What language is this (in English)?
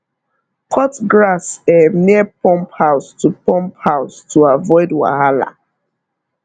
Nigerian Pidgin